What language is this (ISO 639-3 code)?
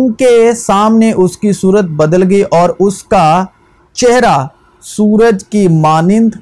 urd